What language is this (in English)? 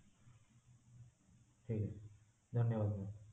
Odia